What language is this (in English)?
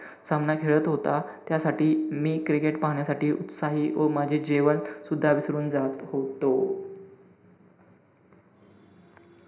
Marathi